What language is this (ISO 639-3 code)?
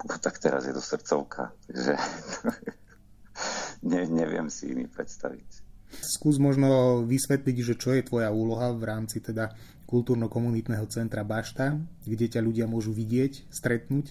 slk